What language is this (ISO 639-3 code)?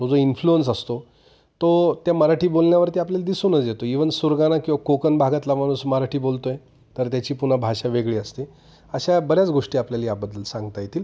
mar